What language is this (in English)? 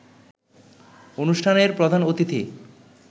Bangla